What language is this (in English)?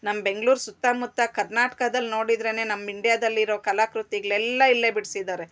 Kannada